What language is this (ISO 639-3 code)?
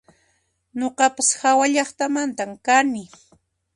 qxp